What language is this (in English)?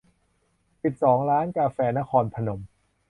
Thai